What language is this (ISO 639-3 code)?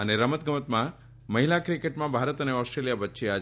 guj